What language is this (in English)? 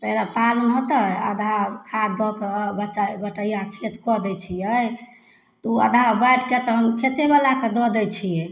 Maithili